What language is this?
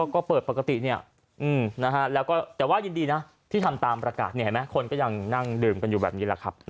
Thai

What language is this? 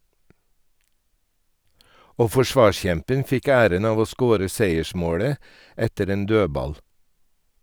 Norwegian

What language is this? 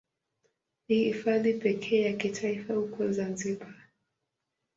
Swahili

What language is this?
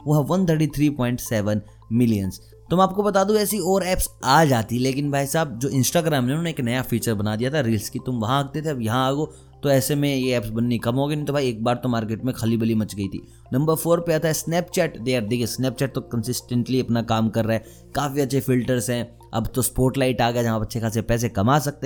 Hindi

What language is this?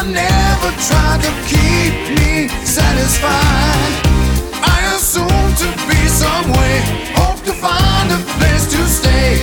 Croatian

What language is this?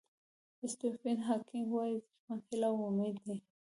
Pashto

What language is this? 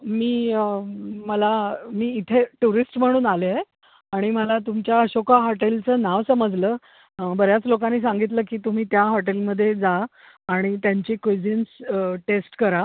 Marathi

